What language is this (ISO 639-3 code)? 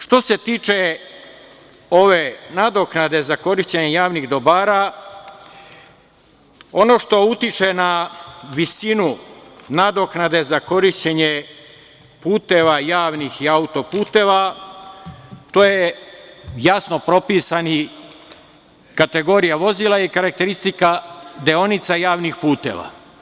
srp